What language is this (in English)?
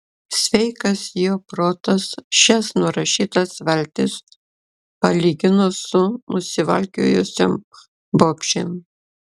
Lithuanian